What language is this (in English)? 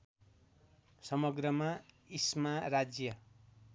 Nepali